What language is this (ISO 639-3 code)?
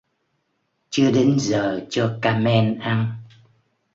vie